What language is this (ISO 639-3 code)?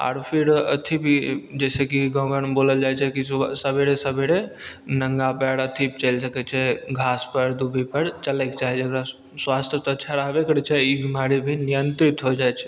mai